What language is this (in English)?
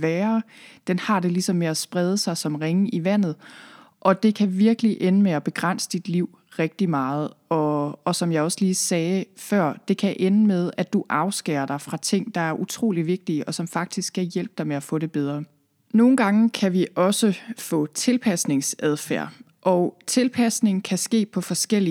Danish